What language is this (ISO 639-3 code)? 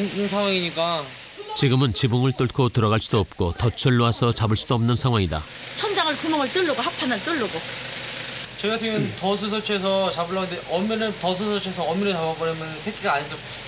kor